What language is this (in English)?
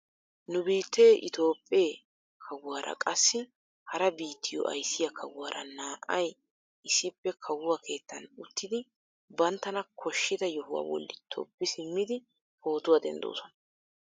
Wolaytta